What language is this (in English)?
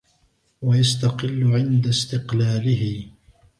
Arabic